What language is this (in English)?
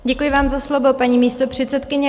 Czech